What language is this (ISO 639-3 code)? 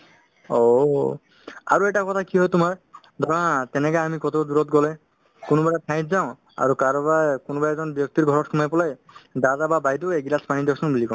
asm